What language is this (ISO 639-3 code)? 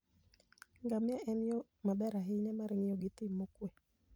luo